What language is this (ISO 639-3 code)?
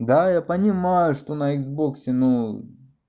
rus